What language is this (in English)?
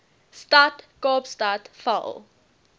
Afrikaans